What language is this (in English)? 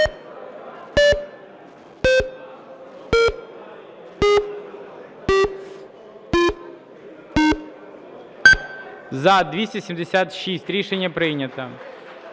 Ukrainian